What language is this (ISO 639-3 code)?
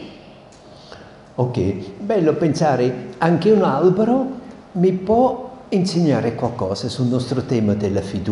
ita